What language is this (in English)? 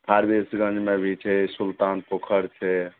Maithili